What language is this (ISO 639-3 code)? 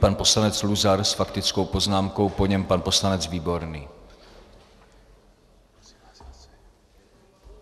ces